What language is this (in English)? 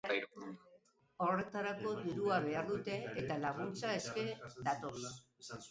Basque